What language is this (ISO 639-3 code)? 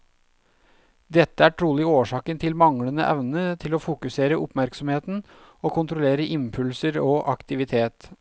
nor